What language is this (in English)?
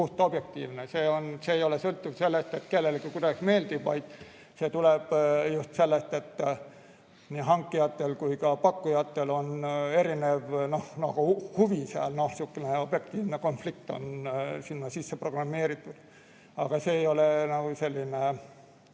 Estonian